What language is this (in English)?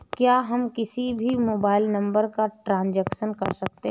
Hindi